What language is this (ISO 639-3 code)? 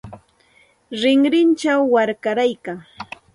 qxt